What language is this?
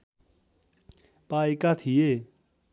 Nepali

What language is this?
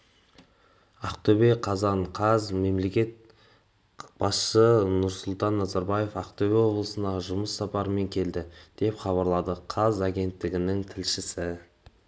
Kazakh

